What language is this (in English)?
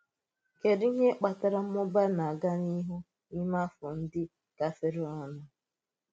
Igbo